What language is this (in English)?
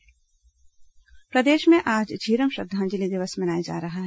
Hindi